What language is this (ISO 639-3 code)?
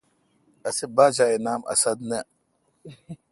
xka